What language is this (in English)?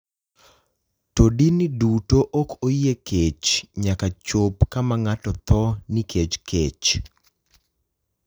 Luo (Kenya and Tanzania)